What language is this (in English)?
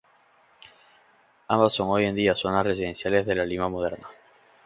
Spanish